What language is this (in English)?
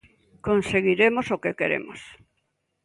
Galician